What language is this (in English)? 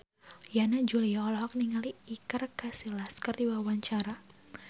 Sundanese